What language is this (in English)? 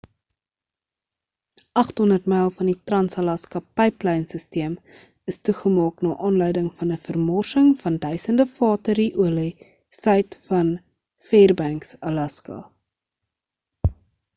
Afrikaans